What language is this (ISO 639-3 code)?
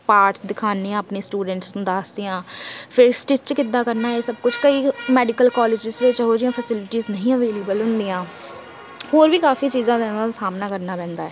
pan